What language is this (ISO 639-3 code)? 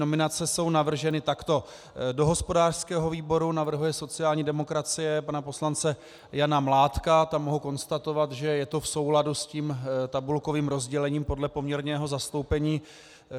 ces